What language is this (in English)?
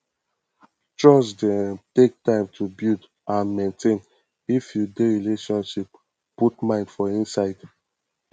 Nigerian Pidgin